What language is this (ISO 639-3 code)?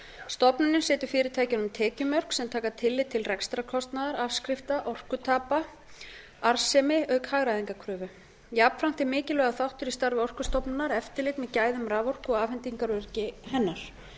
isl